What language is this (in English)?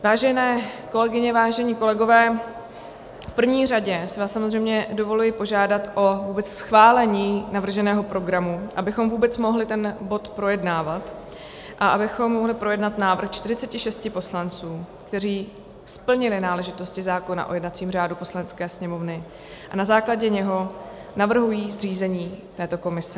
Czech